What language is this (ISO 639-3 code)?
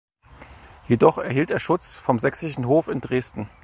deu